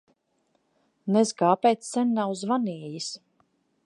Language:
Latvian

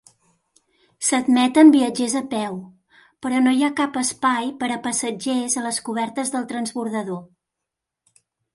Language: Catalan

